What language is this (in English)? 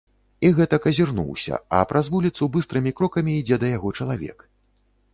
Belarusian